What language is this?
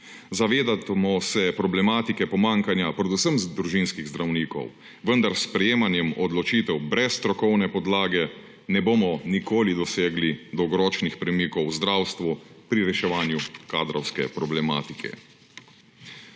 Slovenian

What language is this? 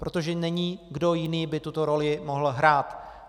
Czech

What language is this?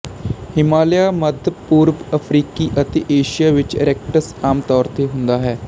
Punjabi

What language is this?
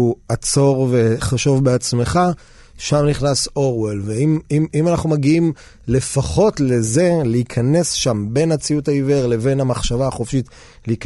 Hebrew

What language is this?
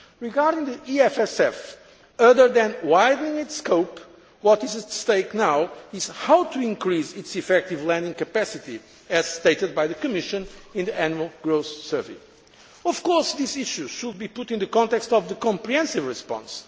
English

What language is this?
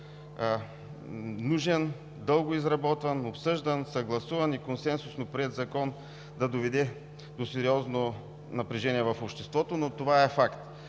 Bulgarian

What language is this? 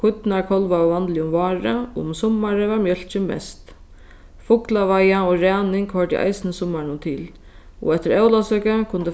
Faroese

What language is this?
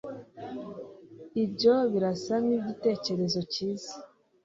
Kinyarwanda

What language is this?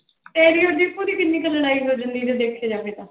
Punjabi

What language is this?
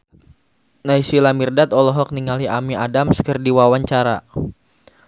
Sundanese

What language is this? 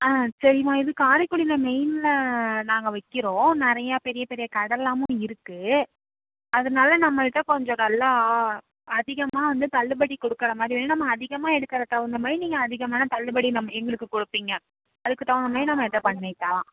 Tamil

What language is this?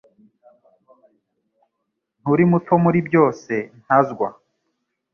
Kinyarwanda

